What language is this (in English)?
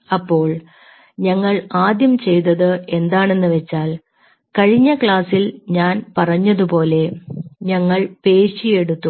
Malayalam